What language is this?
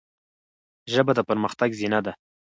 Pashto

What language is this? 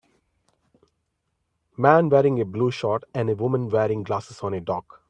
English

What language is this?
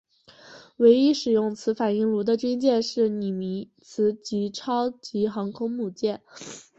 Chinese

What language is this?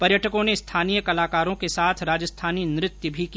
Hindi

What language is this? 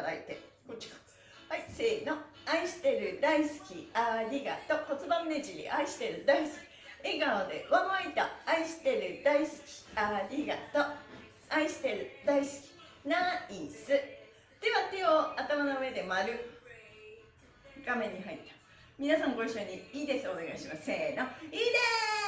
Japanese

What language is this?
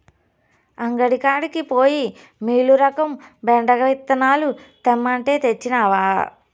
Telugu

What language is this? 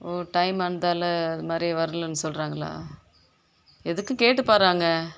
Tamil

